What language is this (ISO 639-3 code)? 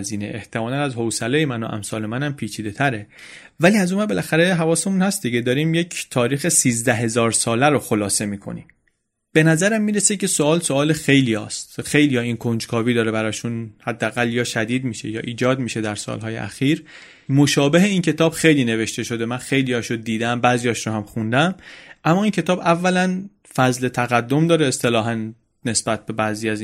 fas